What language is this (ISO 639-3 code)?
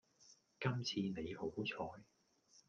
yue